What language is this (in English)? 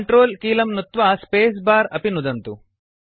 Sanskrit